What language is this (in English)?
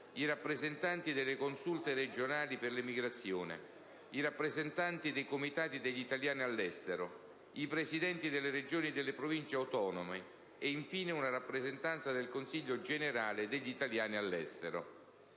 Italian